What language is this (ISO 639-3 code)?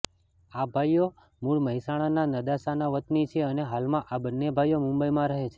guj